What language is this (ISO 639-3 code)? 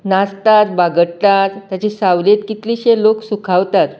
kok